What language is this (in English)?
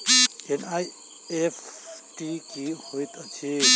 Maithili